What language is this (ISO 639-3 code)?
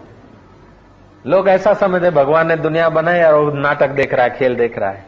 hin